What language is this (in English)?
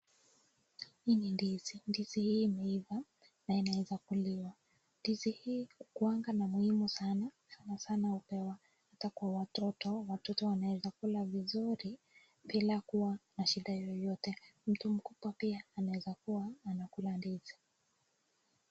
Swahili